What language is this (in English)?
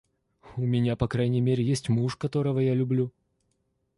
Russian